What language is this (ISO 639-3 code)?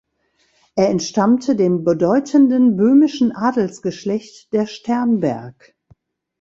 deu